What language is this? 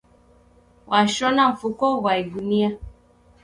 Taita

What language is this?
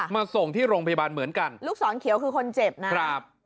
Thai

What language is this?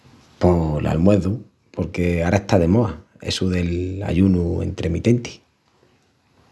Extremaduran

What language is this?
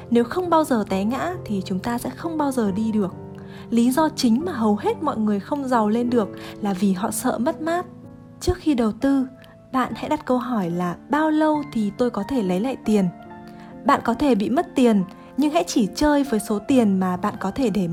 Vietnamese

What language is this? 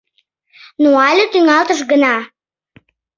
Mari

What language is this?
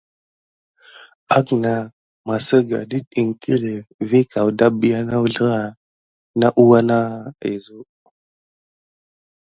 Gidar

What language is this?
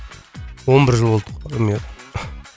Kazakh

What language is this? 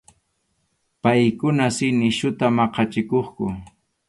Arequipa-La Unión Quechua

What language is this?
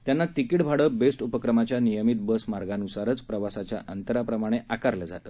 Marathi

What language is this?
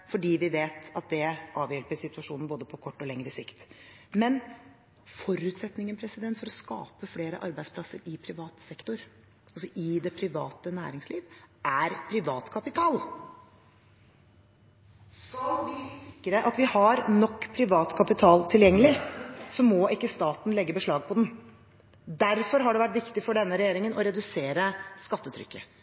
Norwegian Bokmål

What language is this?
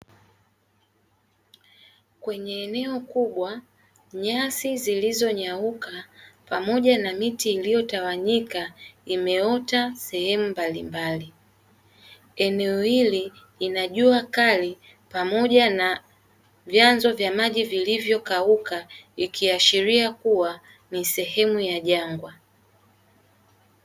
Swahili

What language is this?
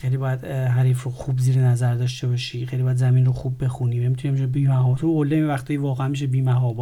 Persian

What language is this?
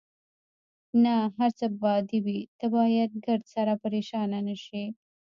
Pashto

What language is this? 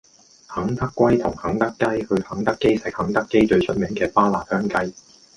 Cantonese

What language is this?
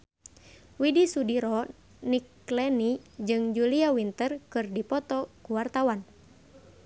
Sundanese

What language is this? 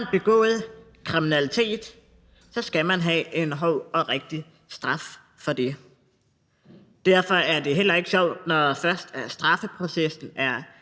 Danish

